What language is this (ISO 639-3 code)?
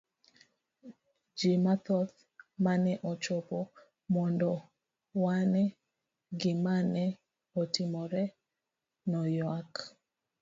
luo